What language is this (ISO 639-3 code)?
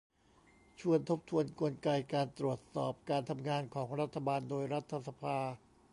tha